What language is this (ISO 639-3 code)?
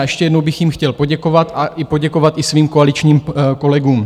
ces